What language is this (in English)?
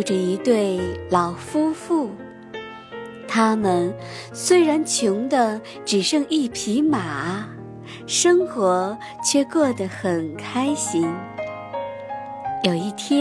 Chinese